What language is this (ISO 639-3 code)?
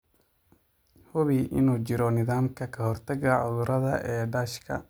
som